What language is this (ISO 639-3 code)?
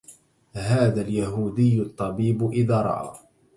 ara